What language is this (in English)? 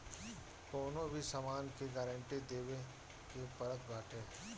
Bhojpuri